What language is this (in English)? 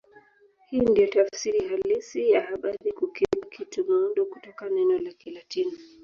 Swahili